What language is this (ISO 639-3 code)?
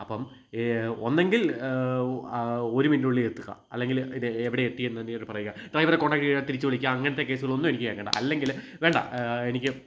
mal